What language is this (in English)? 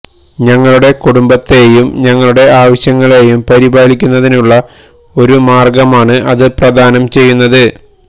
Malayalam